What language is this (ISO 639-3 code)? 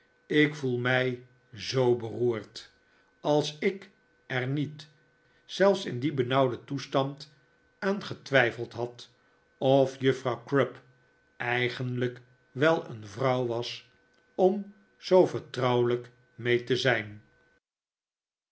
nld